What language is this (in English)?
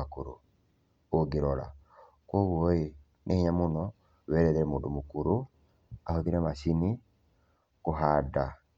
Kikuyu